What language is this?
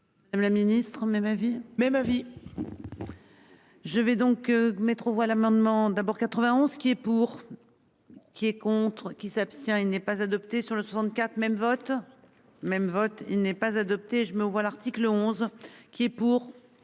French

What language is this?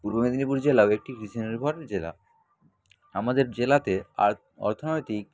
Bangla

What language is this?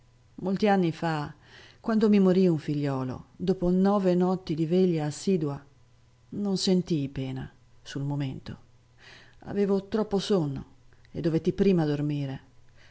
Italian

